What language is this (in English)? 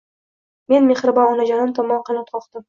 Uzbek